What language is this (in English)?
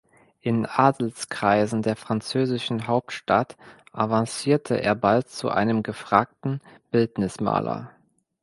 German